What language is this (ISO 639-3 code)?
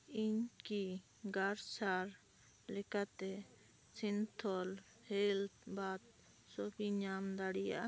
sat